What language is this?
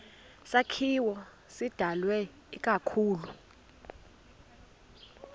Xhosa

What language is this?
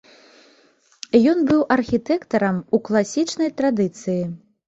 Belarusian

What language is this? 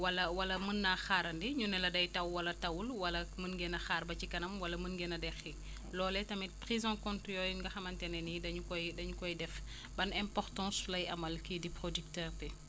Wolof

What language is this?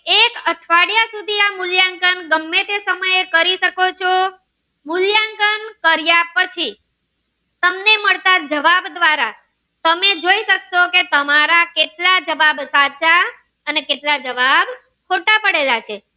Gujarati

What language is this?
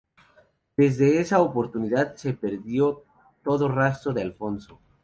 Spanish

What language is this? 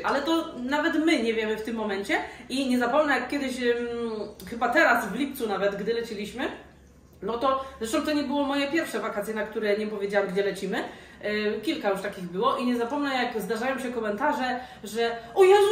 Polish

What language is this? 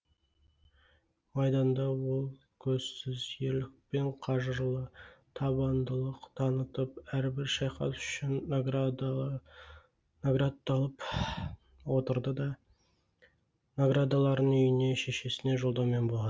Kazakh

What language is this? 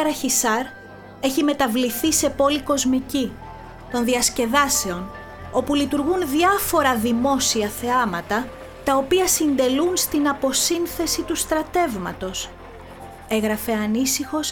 Greek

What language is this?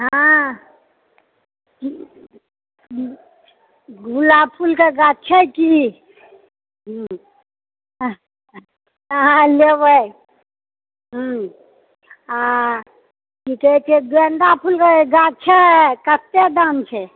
Maithili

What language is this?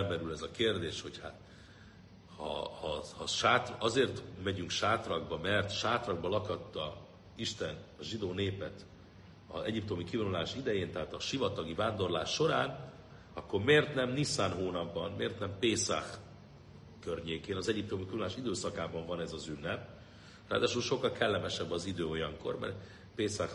Hungarian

